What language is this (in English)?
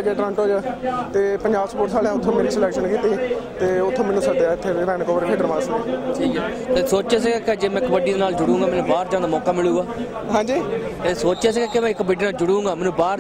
Punjabi